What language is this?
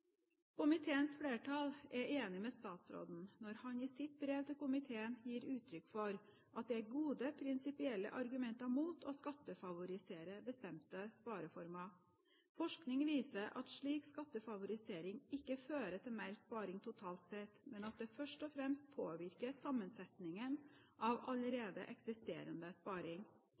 Norwegian Bokmål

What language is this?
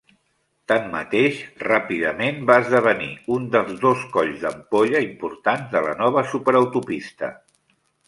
Catalan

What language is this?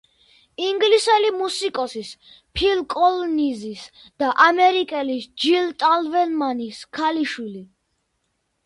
Georgian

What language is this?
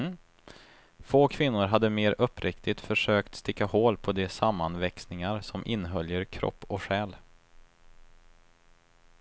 Swedish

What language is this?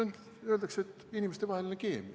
Estonian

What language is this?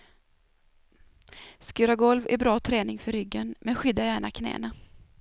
Swedish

